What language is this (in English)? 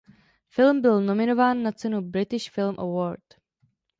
Czech